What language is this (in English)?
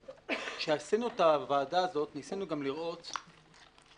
Hebrew